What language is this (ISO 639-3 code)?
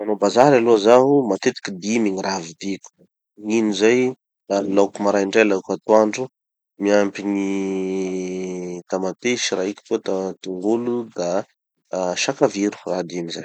txy